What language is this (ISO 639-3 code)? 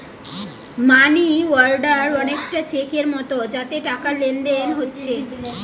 ben